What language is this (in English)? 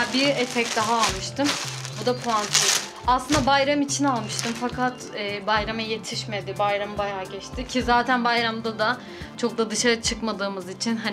Turkish